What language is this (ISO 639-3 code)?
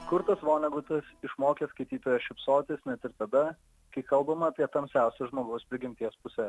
lit